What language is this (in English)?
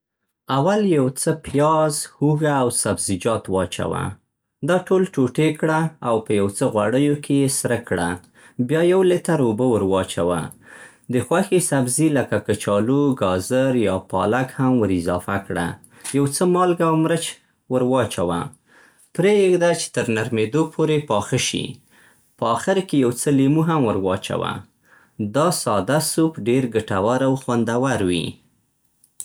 Central Pashto